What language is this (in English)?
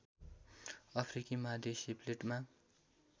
Nepali